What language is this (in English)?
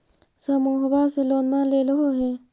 Magahi